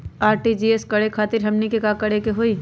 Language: Magahi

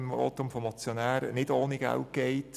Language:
Swiss German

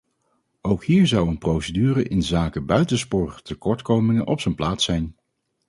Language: Dutch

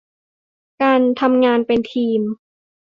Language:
Thai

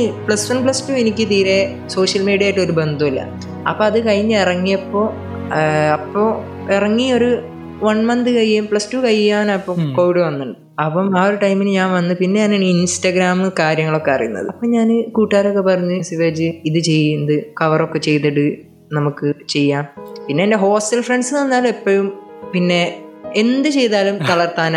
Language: Malayalam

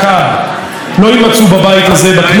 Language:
Hebrew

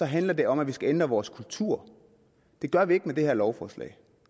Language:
Danish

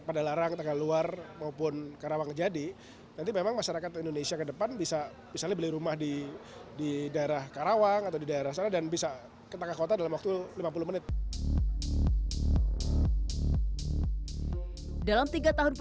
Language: Indonesian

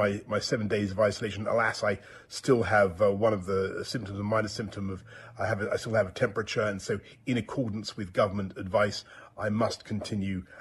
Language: Hebrew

